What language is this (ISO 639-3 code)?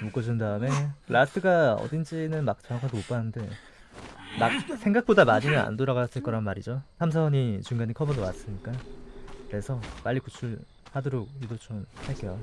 kor